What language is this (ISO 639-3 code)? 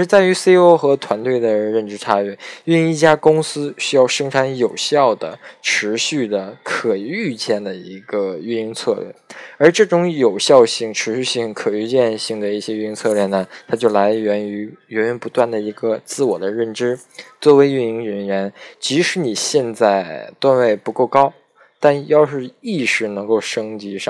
zho